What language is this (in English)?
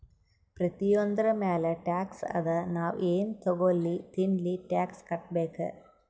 Kannada